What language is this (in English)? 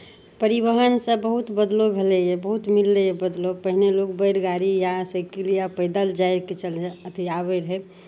Maithili